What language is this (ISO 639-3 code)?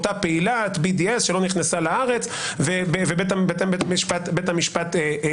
heb